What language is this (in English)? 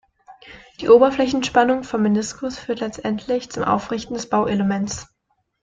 German